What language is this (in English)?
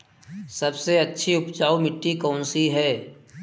Hindi